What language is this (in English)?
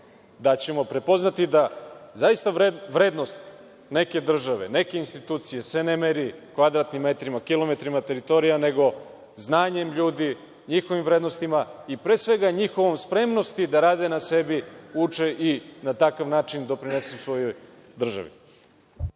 Serbian